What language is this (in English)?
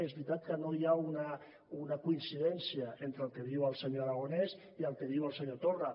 Catalan